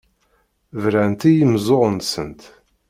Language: Kabyle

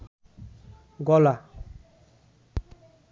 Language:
Bangla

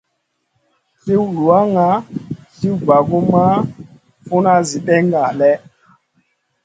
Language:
Masana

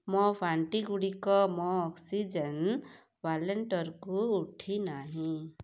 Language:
Odia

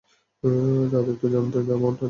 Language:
Bangla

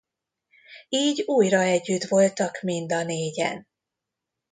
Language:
Hungarian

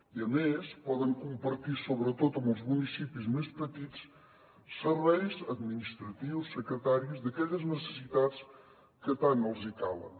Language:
Catalan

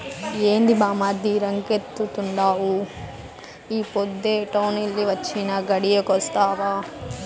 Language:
Telugu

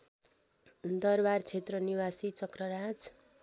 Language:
Nepali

